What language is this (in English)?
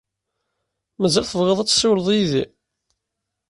Kabyle